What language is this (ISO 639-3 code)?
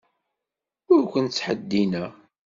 kab